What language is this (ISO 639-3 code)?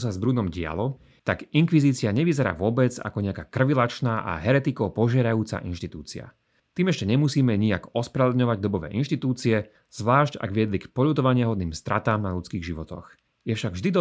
slk